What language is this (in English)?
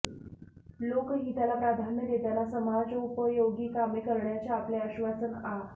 Marathi